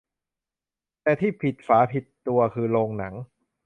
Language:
Thai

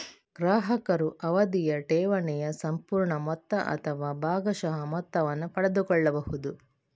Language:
Kannada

